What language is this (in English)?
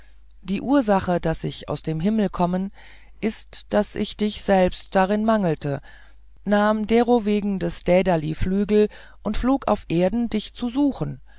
German